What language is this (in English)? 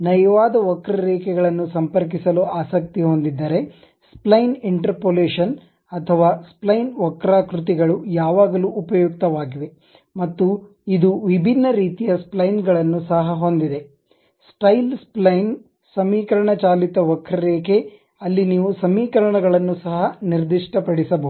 Kannada